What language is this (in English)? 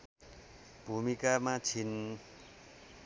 Nepali